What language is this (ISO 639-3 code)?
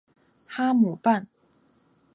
zho